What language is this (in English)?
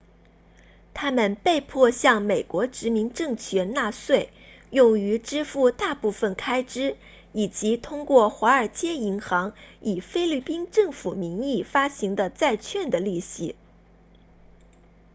Chinese